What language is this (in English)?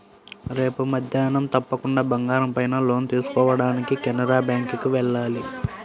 Telugu